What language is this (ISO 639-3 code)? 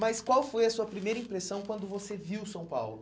por